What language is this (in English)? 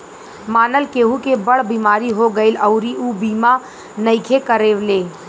Bhojpuri